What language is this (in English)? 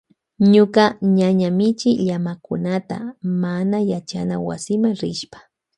Loja Highland Quichua